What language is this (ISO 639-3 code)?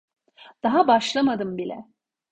tur